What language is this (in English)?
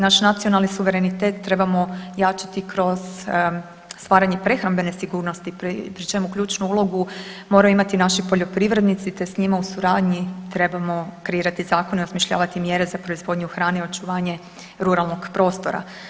Croatian